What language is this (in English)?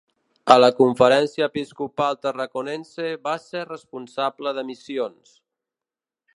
Catalan